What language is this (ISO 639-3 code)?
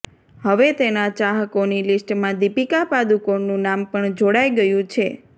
guj